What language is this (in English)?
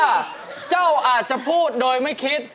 Thai